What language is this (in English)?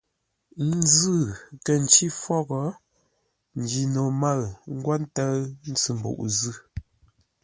Ngombale